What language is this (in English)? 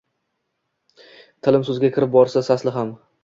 Uzbek